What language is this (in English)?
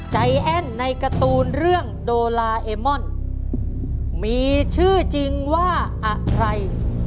Thai